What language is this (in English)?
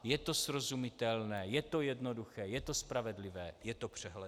Czech